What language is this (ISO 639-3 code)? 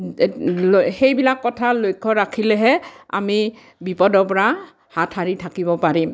asm